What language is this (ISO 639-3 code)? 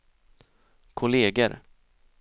swe